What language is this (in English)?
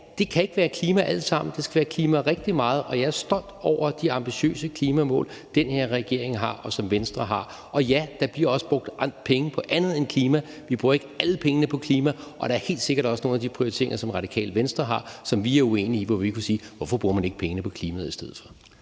Danish